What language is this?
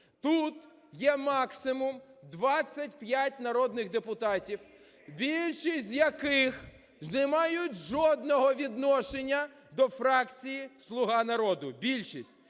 Ukrainian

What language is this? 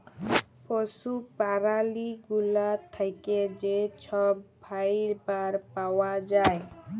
Bangla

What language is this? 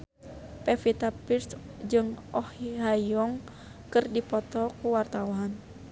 Sundanese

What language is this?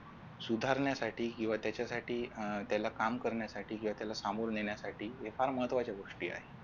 Marathi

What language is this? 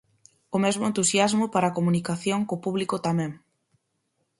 Galician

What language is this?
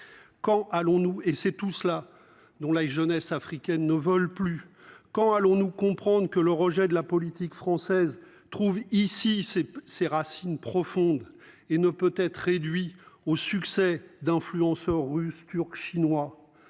French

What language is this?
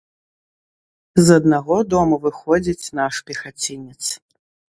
Belarusian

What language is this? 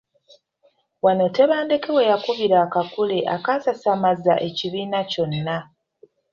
Ganda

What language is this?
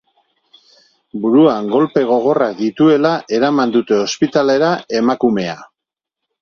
Basque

